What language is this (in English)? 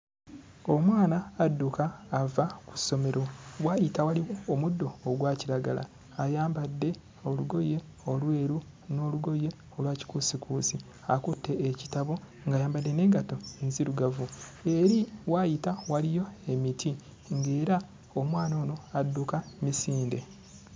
Ganda